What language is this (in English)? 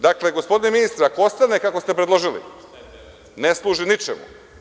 Serbian